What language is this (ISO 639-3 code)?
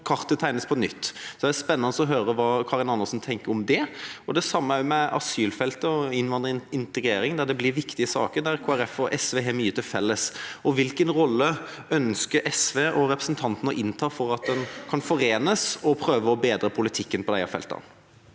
nor